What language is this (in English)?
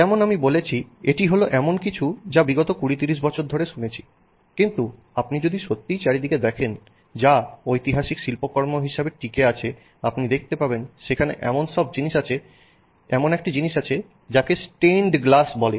Bangla